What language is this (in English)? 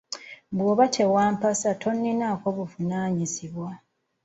Ganda